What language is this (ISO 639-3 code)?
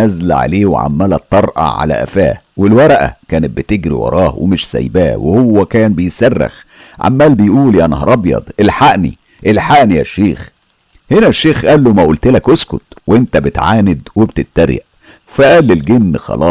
ara